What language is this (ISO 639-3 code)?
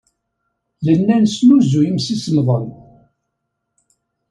kab